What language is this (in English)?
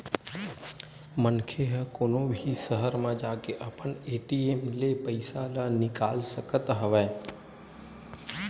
Chhattisgarhi